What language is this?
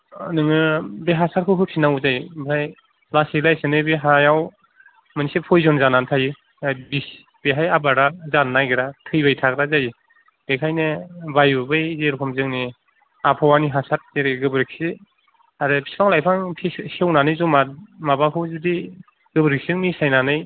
Bodo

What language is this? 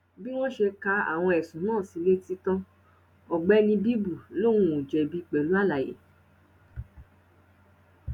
Yoruba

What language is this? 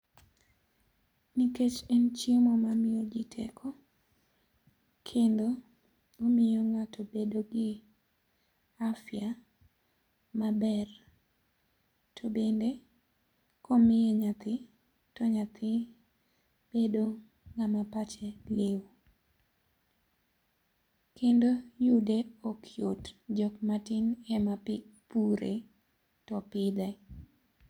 Luo (Kenya and Tanzania)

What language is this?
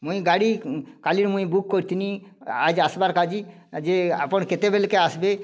Odia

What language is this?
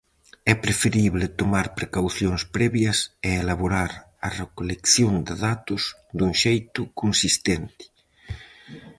Galician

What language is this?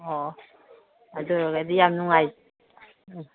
Manipuri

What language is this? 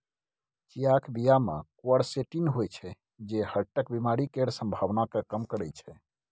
Maithili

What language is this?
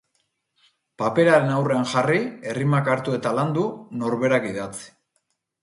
Basque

